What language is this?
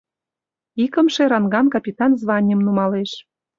Mari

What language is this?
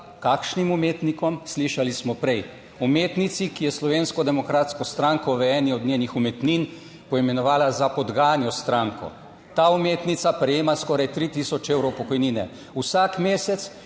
Slovenian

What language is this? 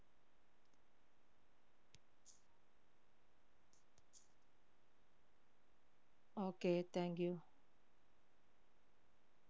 Malayalam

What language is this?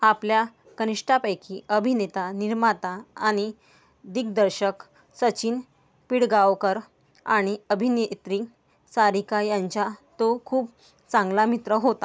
Marathi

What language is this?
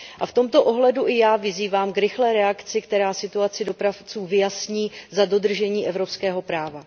Czech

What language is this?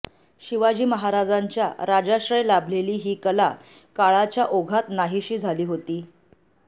Marathi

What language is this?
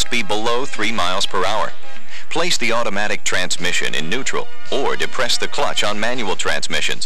English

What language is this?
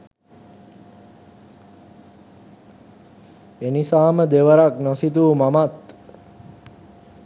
Sinhala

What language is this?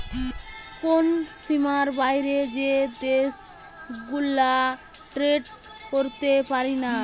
Bangla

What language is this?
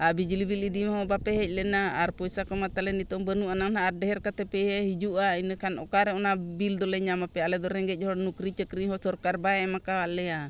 Santali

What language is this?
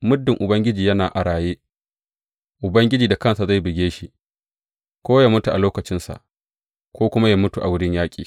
Hausa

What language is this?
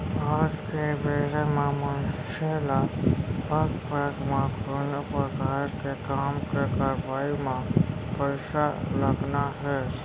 Chhattisgarhi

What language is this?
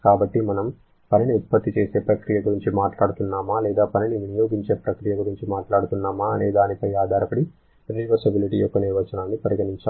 Telugu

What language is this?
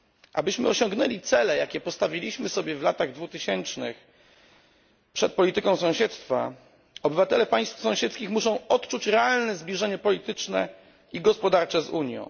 Polish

